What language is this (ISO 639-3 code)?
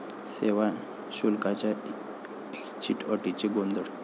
mar